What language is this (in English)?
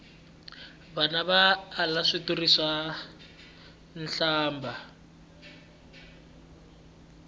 Tsonga